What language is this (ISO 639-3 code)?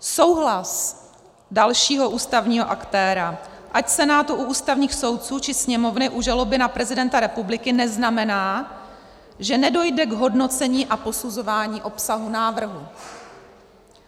ces